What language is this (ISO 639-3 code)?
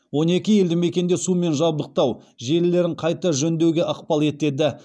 kaz